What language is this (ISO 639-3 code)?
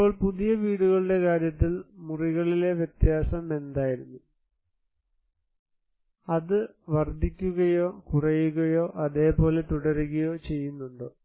mal